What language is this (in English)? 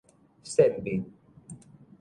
Min Nan Chinese